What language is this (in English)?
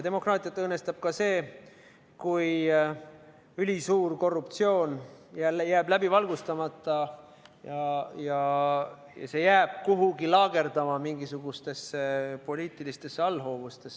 Estonian